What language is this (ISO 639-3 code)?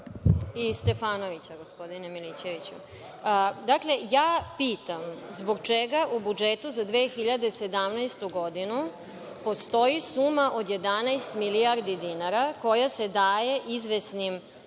srp